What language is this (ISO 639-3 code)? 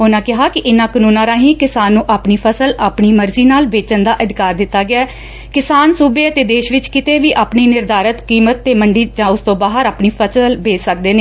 pan